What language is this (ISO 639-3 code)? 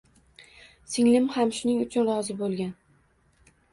uzb